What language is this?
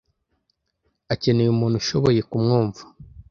Kinyarwanda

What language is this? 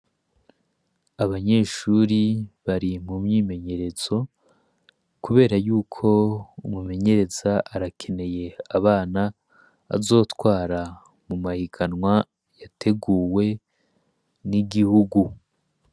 Rundi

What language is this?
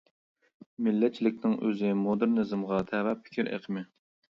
Uyghur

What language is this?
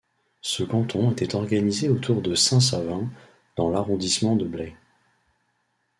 French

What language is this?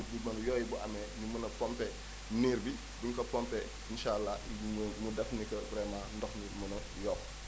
Wolof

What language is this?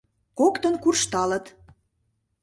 Mari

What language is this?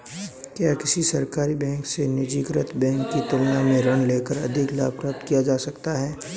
Hindi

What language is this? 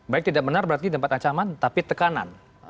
Indonesian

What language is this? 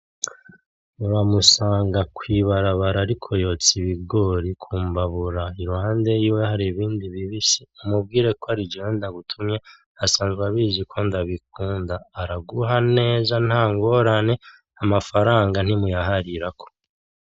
Rundi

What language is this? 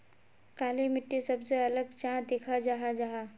Magahi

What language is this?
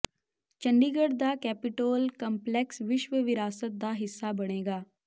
Punjabi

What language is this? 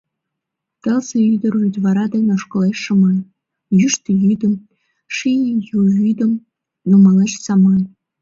Mari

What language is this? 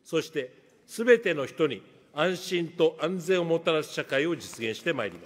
Japanese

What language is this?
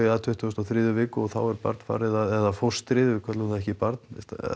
Icelandic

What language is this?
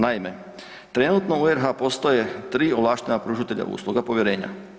Croatian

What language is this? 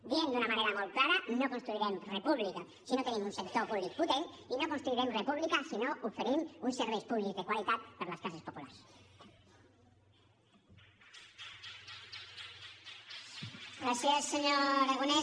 Catalan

